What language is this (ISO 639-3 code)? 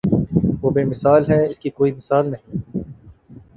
urd